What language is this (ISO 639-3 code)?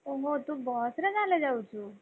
ori